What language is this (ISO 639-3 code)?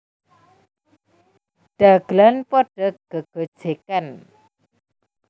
jav